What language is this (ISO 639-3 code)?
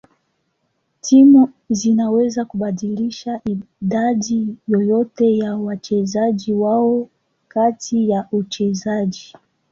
swa